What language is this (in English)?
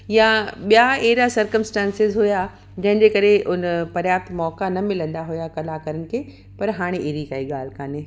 Sindhi